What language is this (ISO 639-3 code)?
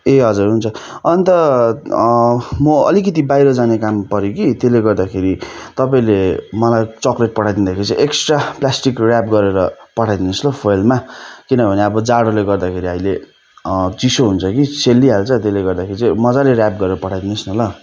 nep